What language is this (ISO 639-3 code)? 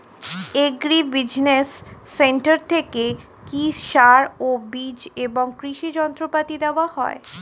ben